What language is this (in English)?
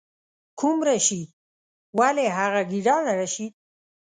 Pashto